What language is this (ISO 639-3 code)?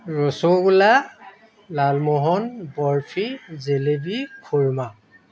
asm